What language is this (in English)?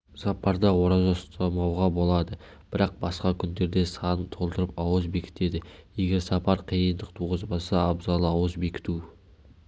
Kazakh